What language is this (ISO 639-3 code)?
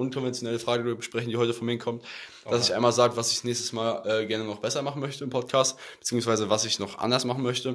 deu